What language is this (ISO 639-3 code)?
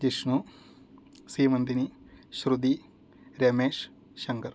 san